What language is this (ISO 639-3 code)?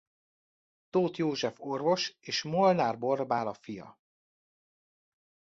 hun